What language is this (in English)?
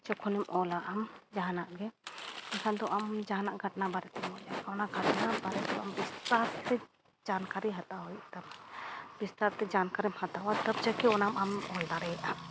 Santali